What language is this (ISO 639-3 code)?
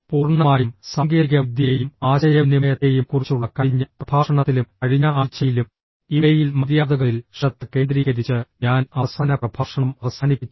mal